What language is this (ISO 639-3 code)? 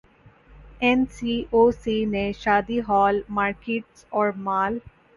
urd